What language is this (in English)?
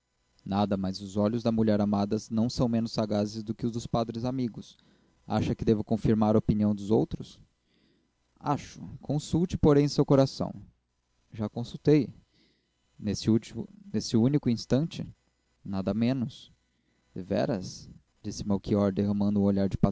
Portuguese